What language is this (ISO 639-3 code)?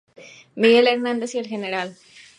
spa